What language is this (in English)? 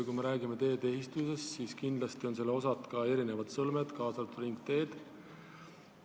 Estonian